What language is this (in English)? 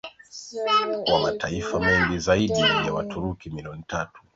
Swahili